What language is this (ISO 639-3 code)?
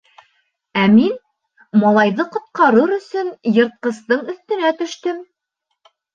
bak